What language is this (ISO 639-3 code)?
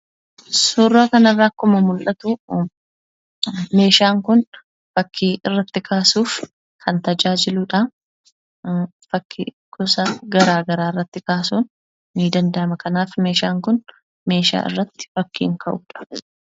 orm